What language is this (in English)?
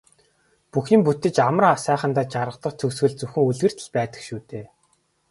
Mongolian